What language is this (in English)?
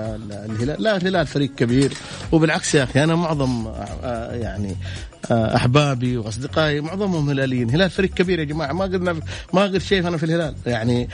Arabic